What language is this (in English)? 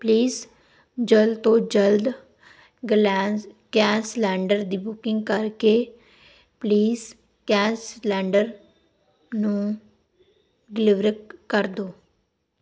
Punjabi